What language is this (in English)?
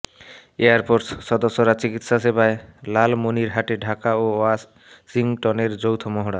Bangla